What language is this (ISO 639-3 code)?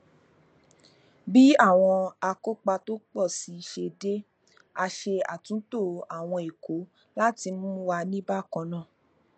yor